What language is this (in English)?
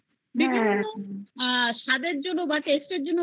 Bangla